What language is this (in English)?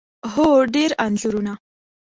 Pashto